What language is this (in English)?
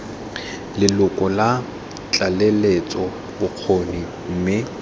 Tswana